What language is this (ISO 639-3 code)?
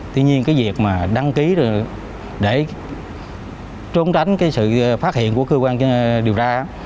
vie